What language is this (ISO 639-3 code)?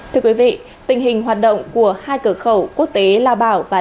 vie